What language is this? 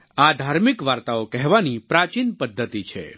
Gujarati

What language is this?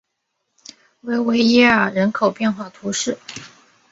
Chinese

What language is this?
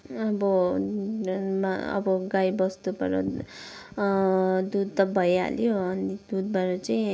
Nepali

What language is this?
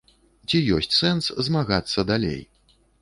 Belarusian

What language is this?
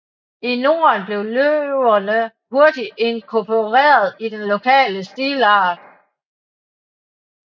Danish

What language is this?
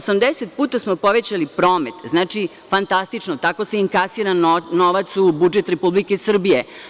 Serbian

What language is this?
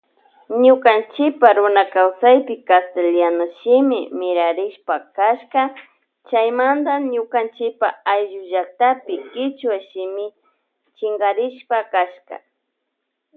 Loja Highland Quichua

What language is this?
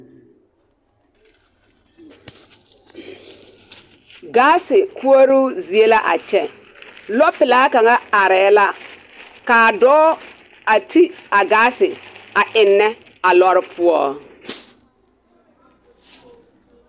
Southern Dagaare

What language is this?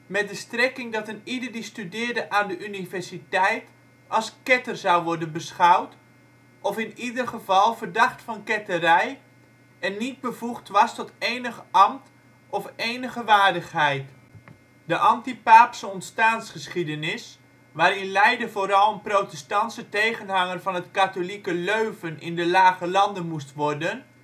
Dutch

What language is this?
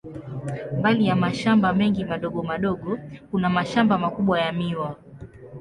Swahili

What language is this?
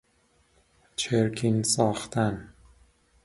Persian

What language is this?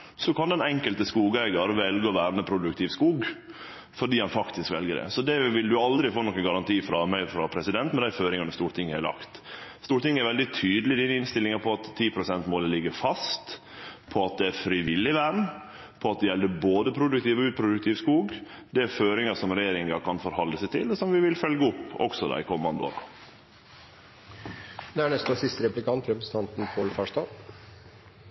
Norwegian Nynorsk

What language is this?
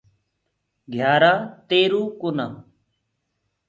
Gurgula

